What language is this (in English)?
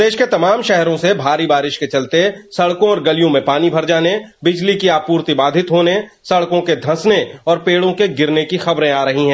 Hindi